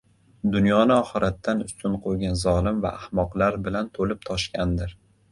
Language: Uzbek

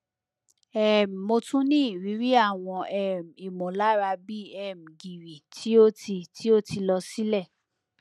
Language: Yoruba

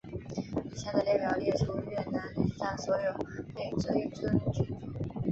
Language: Chinese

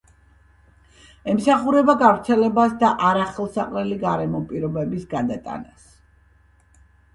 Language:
Georgian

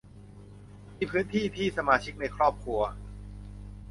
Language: Thai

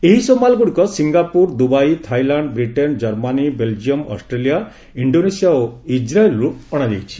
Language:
Odia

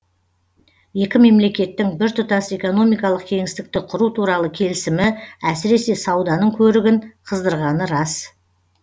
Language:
Kazakh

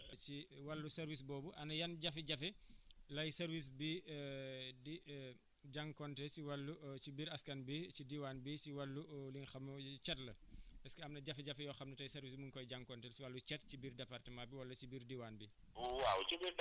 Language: Wolof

